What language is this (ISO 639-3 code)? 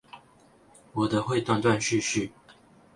zho